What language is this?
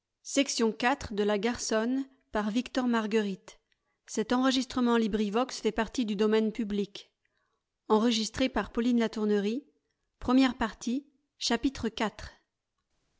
French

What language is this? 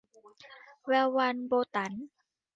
Thai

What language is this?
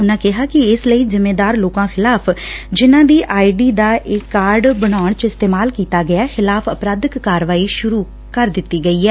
Punjabi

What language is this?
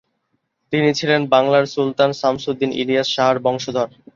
Bangla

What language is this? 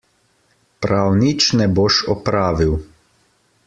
Slovenian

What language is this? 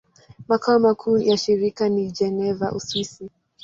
Swahili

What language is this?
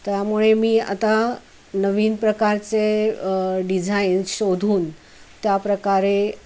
Marathi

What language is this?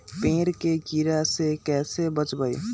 Magahi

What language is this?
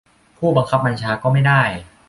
Thai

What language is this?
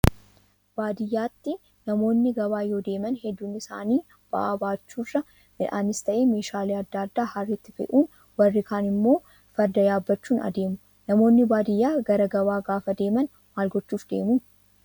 Oromo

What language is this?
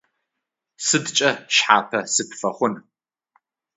Adyghe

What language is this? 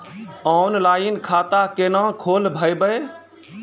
Maithili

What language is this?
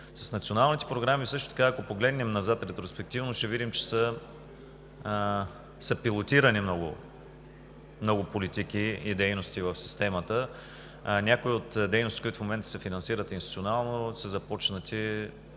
Bulgarian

